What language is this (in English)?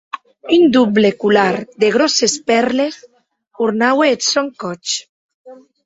Occitan